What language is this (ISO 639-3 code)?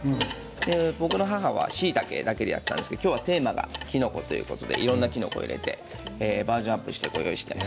jpn